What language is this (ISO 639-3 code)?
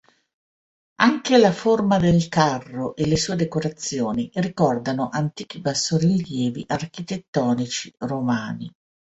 ita